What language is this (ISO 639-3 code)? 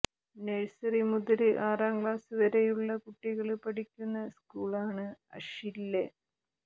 mal